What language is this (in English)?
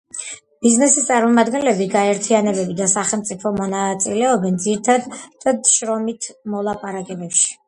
Georgian